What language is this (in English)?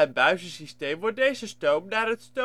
Dutch